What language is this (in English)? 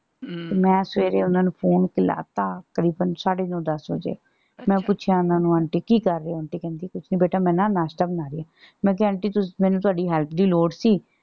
Punjabi